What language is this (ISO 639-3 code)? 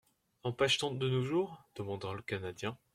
fra